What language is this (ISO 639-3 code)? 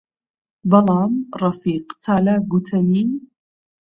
ckb